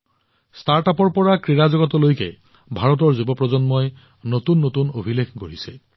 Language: Assamese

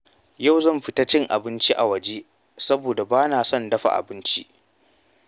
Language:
Hausa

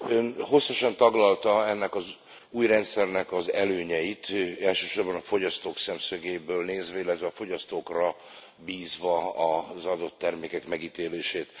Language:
Hungarian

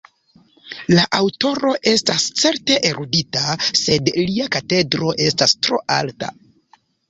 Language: Esperanto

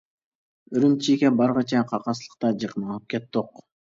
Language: Uyghur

